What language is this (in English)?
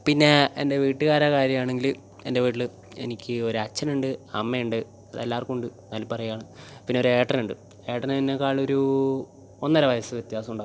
Malayalam